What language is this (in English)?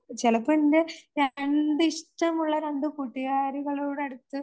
Malayalam